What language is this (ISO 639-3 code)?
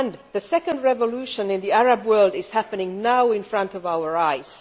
eng